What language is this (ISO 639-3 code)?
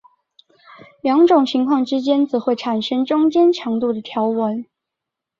zho